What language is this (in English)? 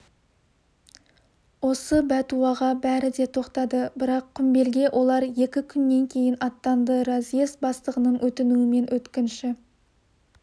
Kazakh